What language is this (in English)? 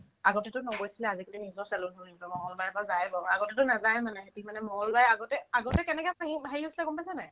Assamese